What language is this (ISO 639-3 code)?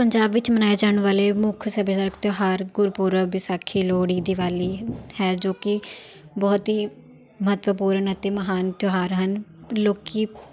pan